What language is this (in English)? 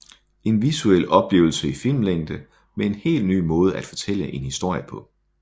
Danish